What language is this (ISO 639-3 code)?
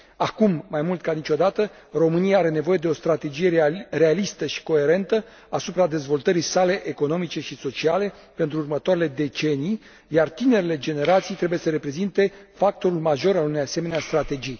ron